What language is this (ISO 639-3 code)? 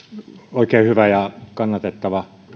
fin